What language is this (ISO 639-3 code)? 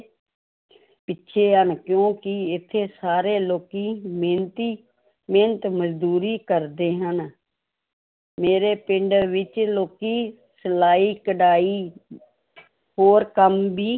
pan